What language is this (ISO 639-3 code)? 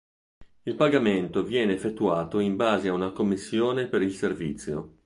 ita